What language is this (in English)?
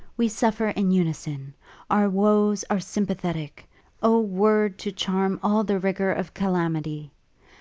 English